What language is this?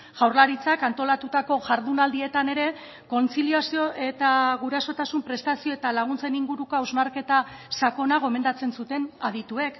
Basque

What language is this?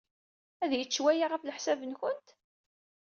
Kabyle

